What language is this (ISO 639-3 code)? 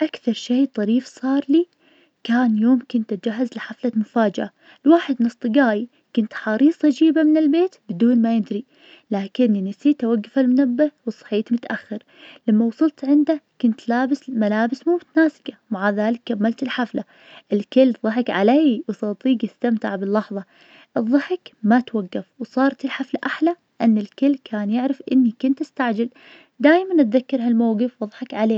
ars